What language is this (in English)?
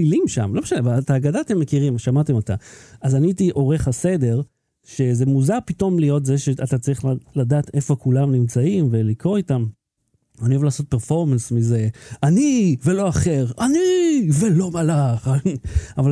Hebrew